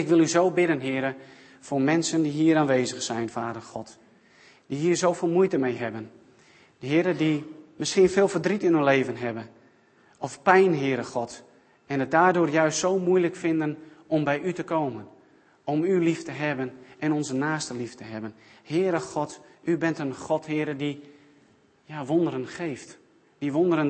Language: Dutch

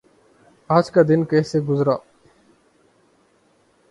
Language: Urdu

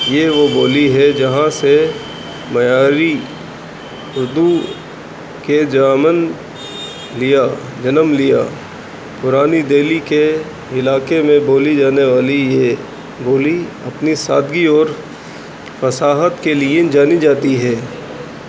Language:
Urdu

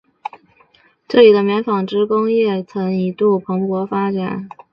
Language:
Chinese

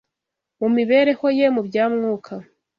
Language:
Kinyarwanda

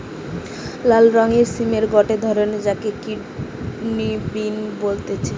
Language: Bangla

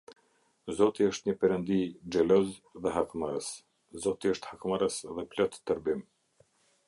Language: Albanian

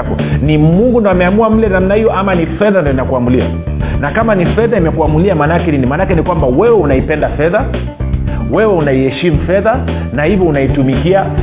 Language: Swahili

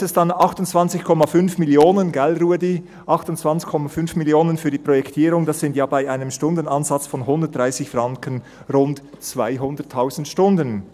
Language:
Swiss German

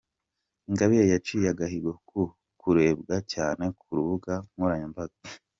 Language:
Kinyarwanda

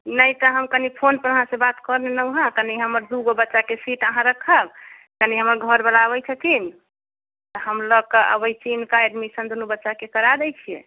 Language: Maithili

